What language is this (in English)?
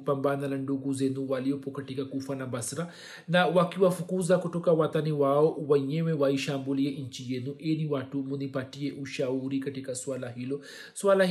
Swahili